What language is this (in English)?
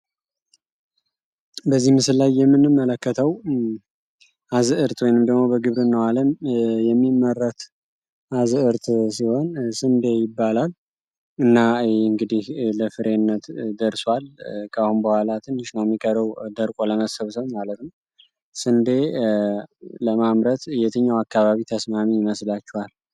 Amharic